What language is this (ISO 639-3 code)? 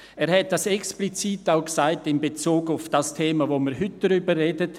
gsw